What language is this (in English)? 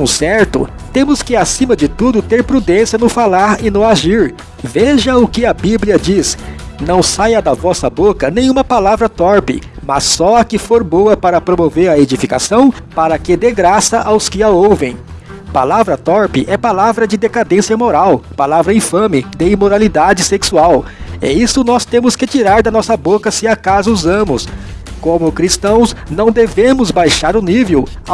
Portuguese